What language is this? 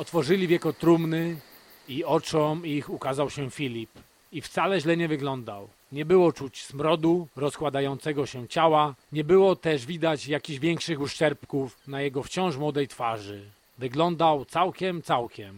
Polish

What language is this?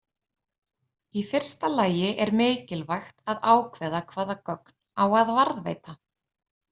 Icelandic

